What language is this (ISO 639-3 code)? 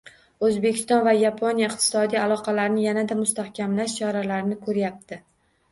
uzb